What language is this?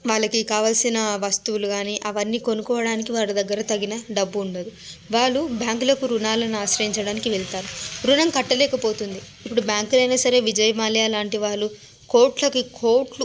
Telugu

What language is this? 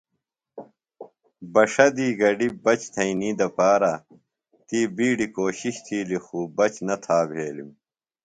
Phalura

